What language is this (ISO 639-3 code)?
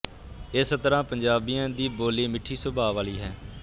pan